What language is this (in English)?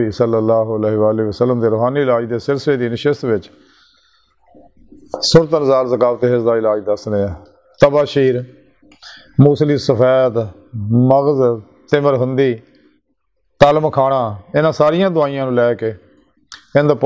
Turkish